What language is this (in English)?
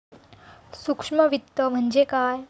Marathi